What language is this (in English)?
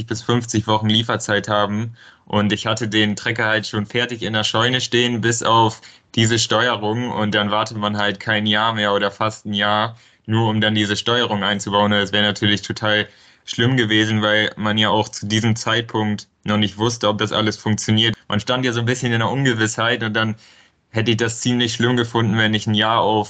German